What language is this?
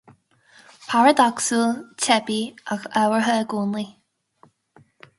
Irish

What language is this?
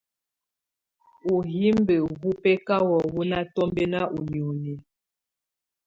Tunen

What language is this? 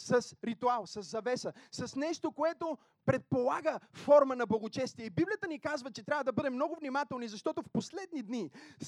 Bulgarian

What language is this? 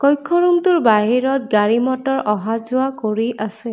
Assamese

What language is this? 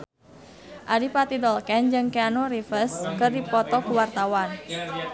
Sundanese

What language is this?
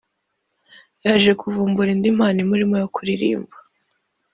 Kinyarwanda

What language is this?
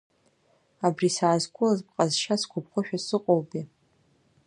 Abkhazian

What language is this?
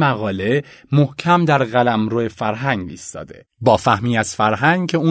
Persian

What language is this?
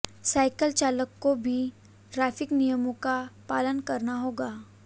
Hindi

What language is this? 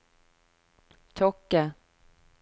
Norwegian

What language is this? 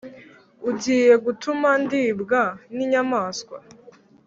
Kinyarwanda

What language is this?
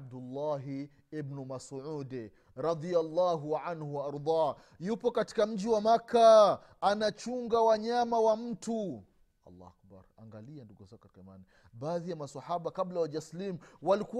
Swahili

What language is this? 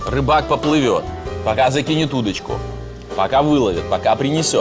Russian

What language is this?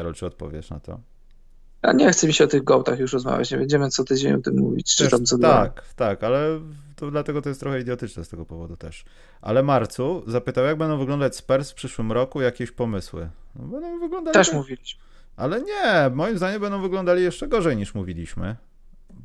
Polish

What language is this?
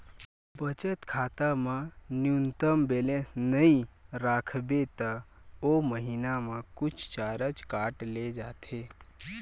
Chhattisgarhi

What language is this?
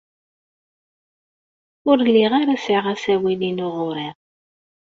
Kabyle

